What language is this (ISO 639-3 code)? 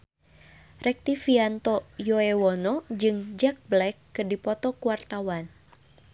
sun